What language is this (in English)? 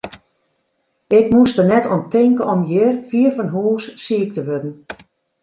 Western Frisian